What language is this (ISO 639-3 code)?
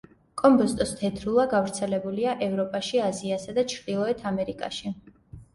kat